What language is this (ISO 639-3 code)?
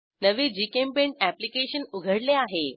mar